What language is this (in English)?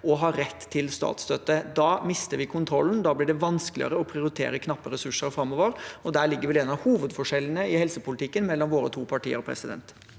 Norwegian